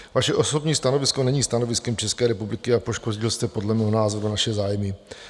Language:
Czech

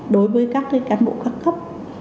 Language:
Vietnamese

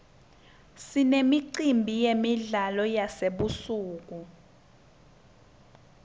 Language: Swati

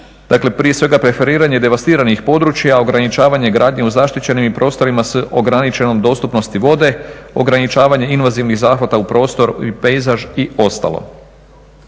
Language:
Croatian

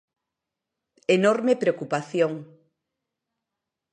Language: Galician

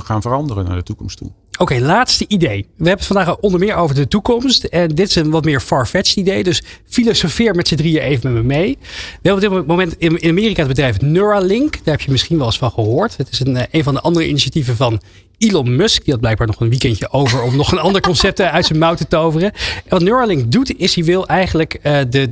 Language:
Dutch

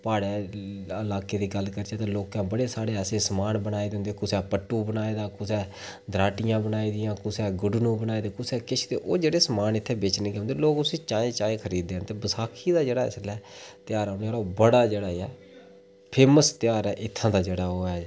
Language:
Dogri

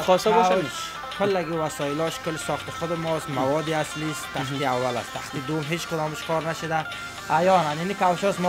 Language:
Persian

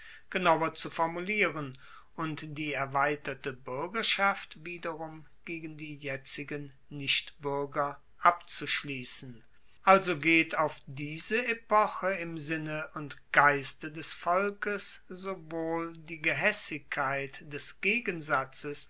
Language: German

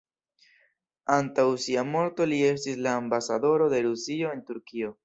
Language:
Esperanto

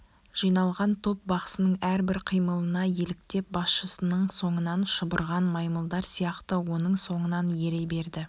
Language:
Kazakh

